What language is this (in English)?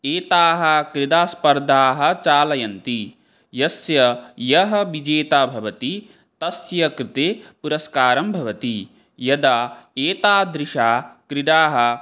Sanskrit